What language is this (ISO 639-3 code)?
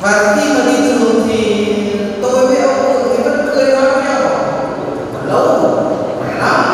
vie